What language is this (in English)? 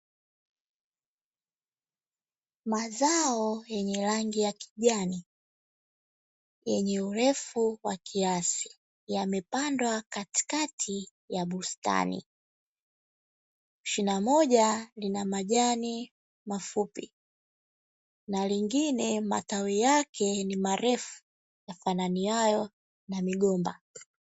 Swahili